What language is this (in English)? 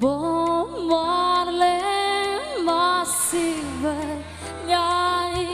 Indonesian